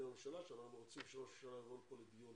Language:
Hebrew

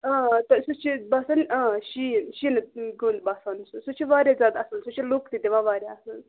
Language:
Kashmiri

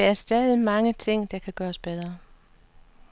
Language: Danish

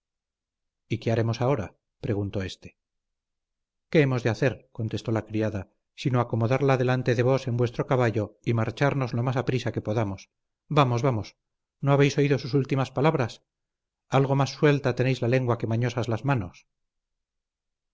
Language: Spanish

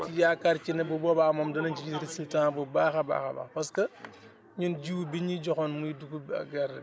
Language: Wolof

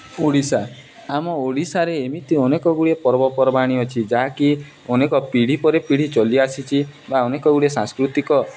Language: Odia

